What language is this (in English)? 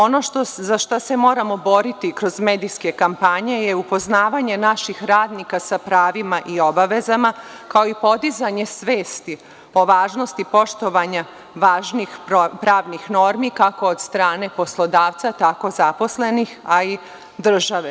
Serbian